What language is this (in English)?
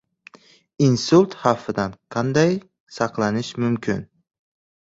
Uzbek